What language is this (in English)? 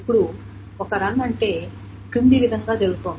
Telugu